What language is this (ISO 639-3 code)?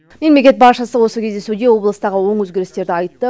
kaz